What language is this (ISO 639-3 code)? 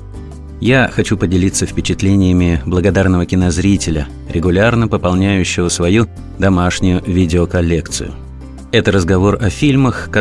rus